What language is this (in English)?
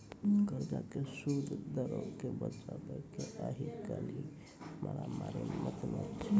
Maithili